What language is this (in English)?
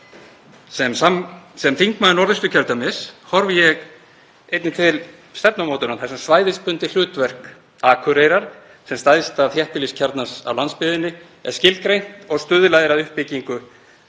Icelandic